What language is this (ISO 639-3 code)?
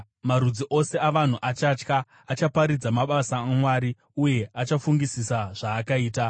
sna